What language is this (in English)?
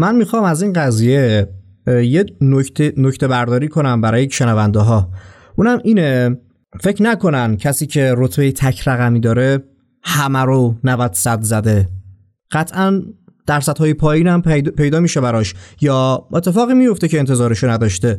Persian